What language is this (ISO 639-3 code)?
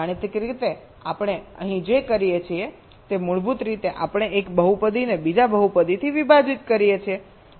guj